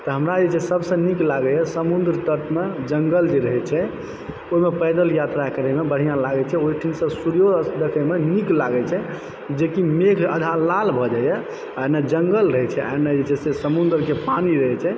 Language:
Maithili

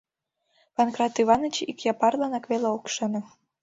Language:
Mari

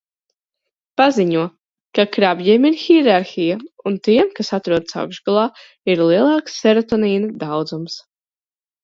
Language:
Latvian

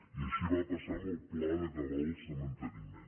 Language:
Catalan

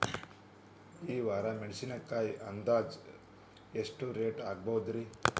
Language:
Kannada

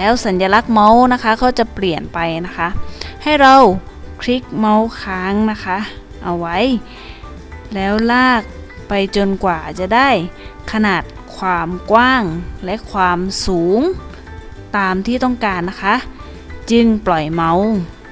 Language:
Thai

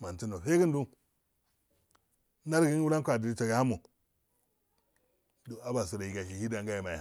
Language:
Afade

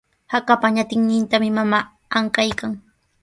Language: Sihuas Ancash Quechua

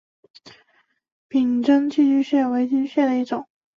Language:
Chinese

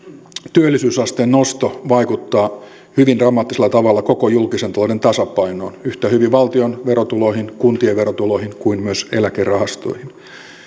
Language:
Finnish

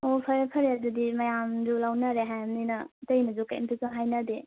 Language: Manipuri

